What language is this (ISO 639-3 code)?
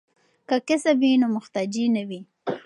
pus